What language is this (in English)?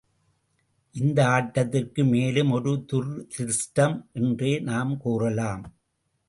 Tamil